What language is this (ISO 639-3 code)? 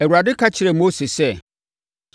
aka